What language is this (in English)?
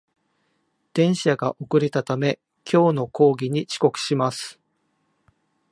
Japanese